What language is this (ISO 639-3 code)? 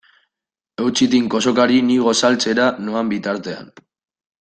eus